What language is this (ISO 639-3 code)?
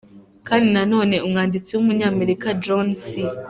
kin